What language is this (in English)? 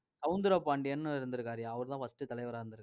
Tamil